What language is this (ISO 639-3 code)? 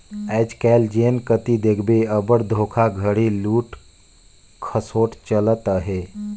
hne